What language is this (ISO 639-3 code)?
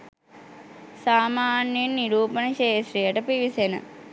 sin